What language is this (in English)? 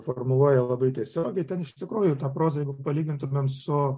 Lithuanian